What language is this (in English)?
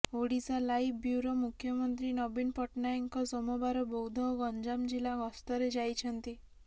Odia